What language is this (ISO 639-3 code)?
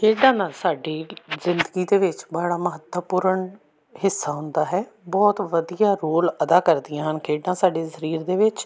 pan